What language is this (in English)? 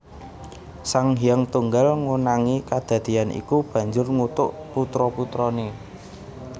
Javanese